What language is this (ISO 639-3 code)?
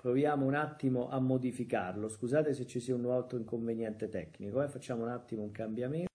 ita